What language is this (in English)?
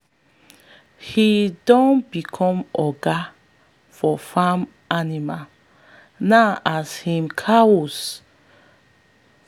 Nigerian Pidgin